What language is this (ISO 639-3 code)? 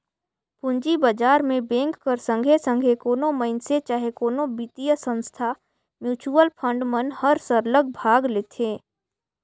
hne